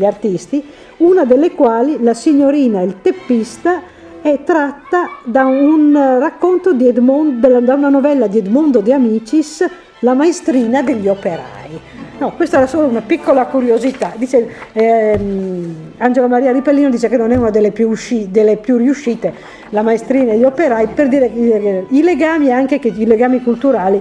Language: Italian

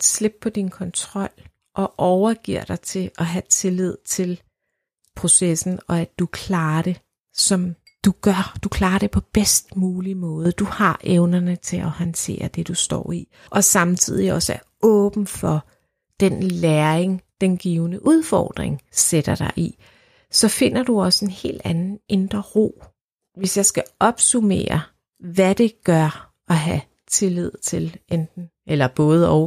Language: Danish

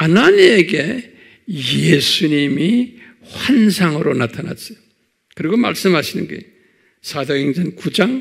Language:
Korean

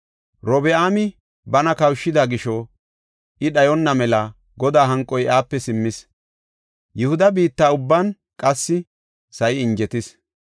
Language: Gofa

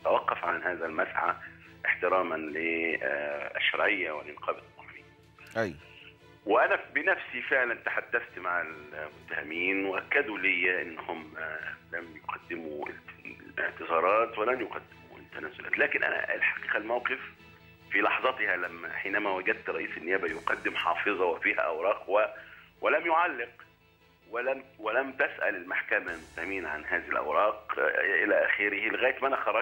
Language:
Arabic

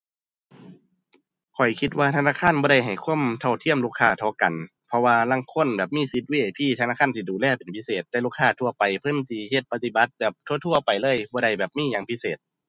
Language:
Thai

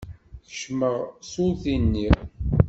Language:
Kabyle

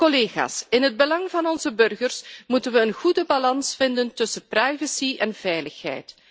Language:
Dutch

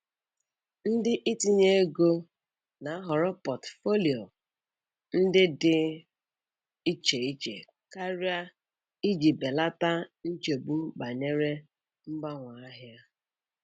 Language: Igbo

